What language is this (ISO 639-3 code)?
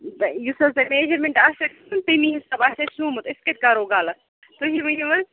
kas